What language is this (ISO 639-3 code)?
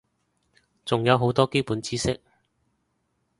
yue